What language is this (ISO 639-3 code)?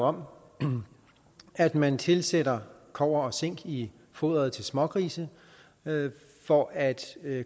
dan